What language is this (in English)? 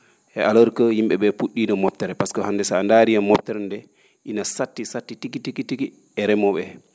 Fula